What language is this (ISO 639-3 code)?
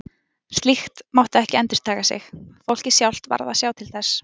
isl